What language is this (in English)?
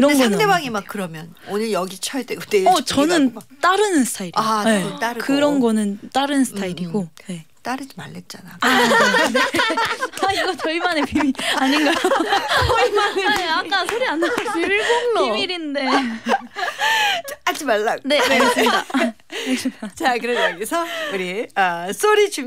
Korean